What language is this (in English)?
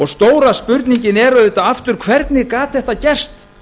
Icelandic